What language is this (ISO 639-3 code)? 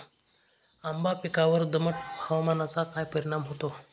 mar